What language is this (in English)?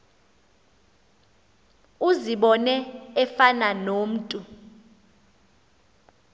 Xhosa